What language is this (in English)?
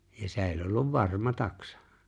Finnish